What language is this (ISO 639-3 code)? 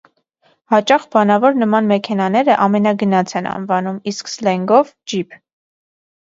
hye